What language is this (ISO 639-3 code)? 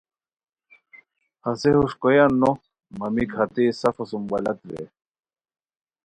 khw